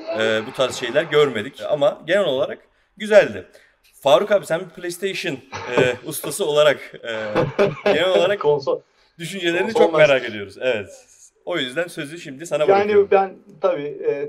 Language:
Turkish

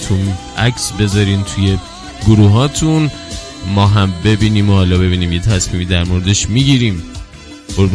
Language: Persian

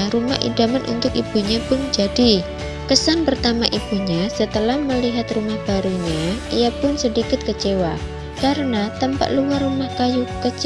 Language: Indonesian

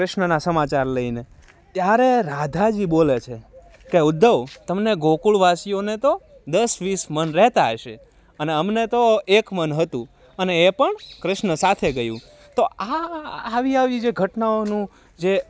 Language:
Gujarati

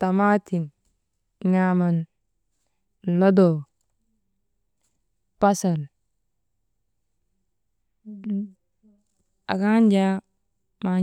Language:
Maba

